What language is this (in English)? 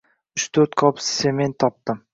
Uzbek